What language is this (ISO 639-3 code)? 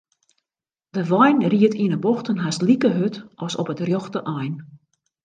fry